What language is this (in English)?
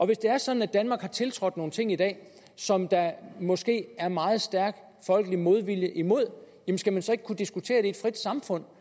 Danish